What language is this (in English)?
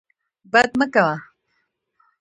Pashto